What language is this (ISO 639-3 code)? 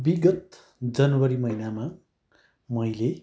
nep